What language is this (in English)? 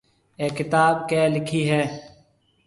Marwari (Pakistan)